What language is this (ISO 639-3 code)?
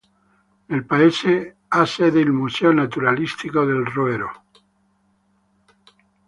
ita